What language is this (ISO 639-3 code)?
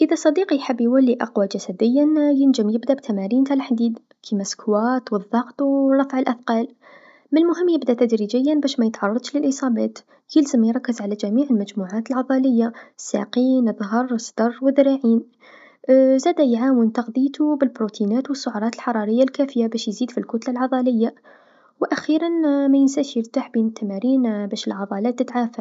aeb